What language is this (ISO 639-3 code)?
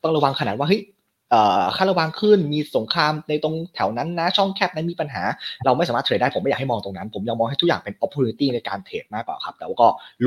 tha